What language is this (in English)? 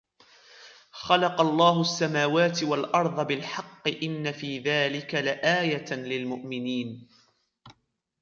Arabic